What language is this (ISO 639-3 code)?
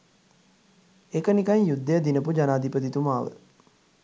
sin